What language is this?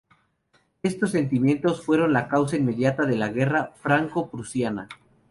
Spanish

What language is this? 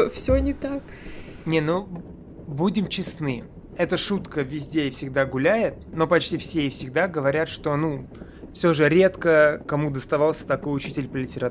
Russian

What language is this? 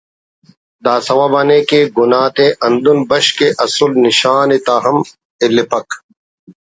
Brahui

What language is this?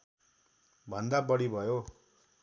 Nepali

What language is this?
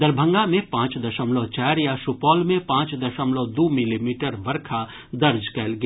Maithili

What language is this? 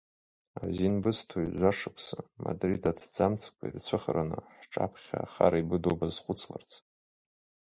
Abkhazian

